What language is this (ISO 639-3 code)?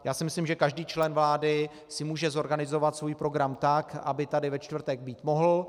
ces